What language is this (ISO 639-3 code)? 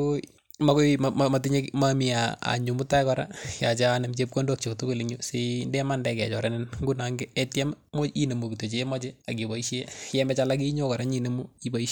kln